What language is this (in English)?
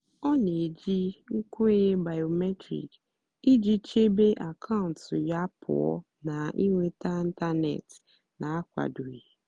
Igbo